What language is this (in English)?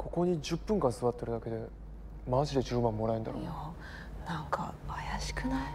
Japanese